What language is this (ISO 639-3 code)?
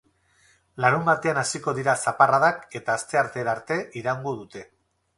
eus